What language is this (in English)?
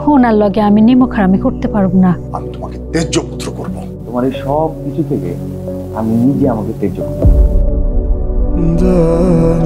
Romanian